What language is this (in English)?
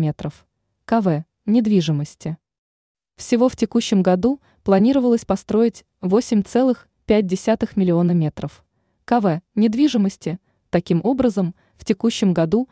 Russian